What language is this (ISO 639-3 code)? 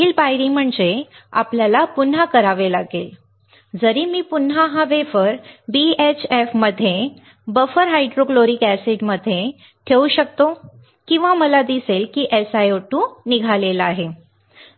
mar